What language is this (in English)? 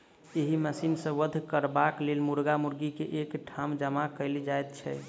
Maithili